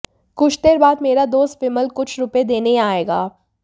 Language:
Hindi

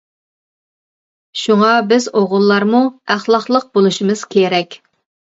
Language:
Uyghur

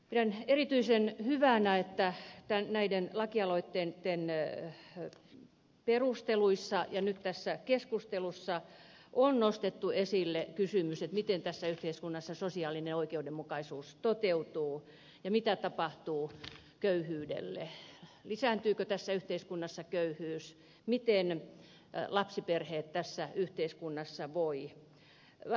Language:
Finnish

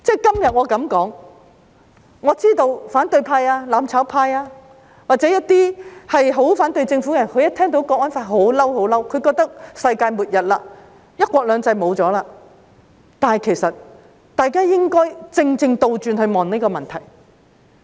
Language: Cantonese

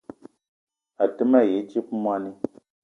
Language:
Eton (Cameroon)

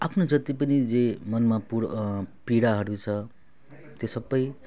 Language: Nepali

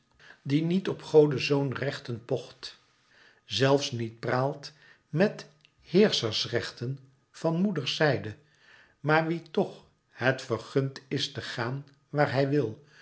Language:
Dutch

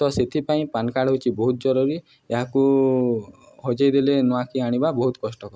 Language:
Odia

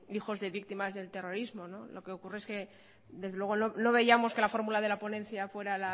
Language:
Spanish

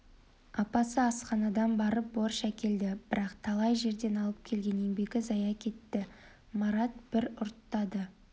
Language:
Kazakh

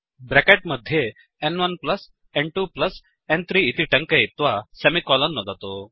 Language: Sanskrit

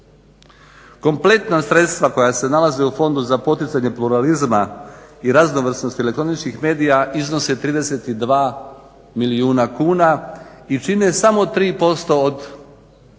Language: Croatian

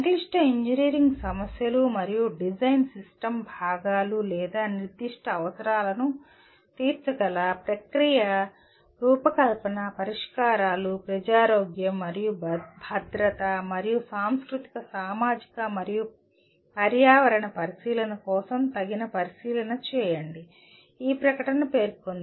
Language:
Telugu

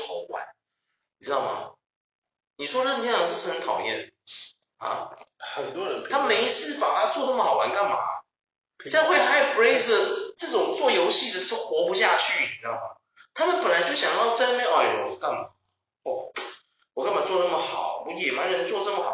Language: Chinese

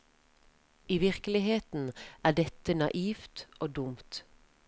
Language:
Norwegian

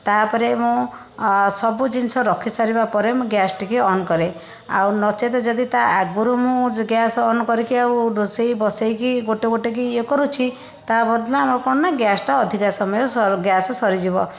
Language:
Odia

